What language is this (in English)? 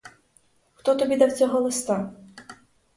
Ukrainian